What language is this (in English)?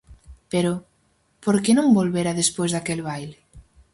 Galician